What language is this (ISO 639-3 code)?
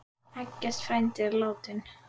isl